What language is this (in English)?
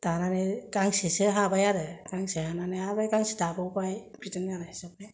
Bodo